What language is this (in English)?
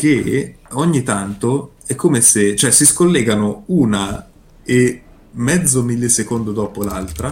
Italian